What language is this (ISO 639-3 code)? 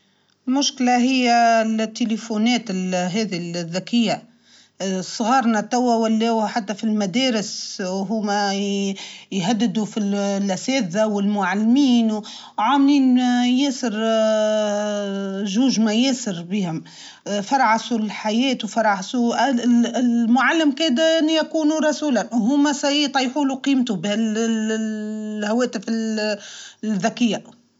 aeb